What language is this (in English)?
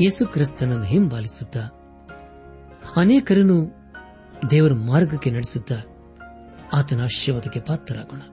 Kannada